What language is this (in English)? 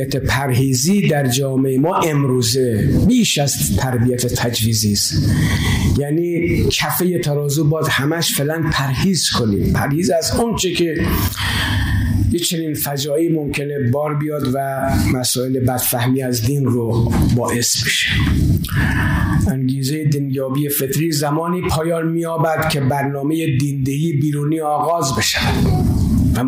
Persian